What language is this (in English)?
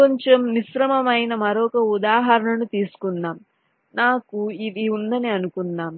Telugu